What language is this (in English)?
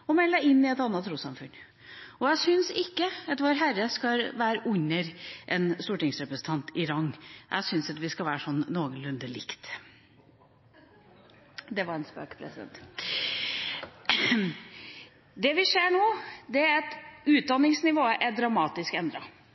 Norwegian Bokmål